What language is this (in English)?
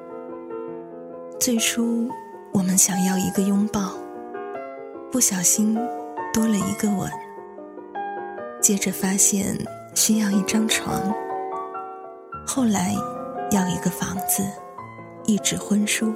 Chinese